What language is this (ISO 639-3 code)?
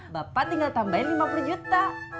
ind